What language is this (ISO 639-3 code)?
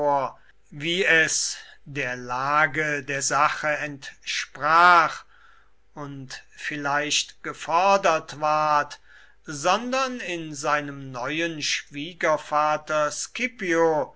deu